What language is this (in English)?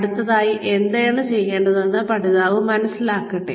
Malayalam